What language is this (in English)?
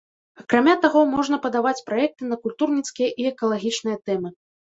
Belarusian